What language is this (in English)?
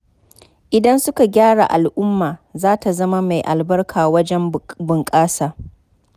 Hausa